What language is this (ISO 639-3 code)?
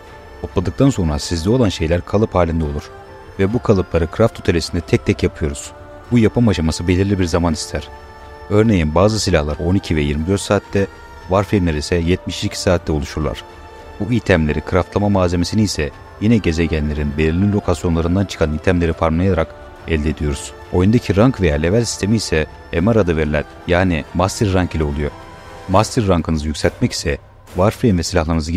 tur